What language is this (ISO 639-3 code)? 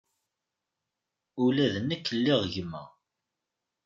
kab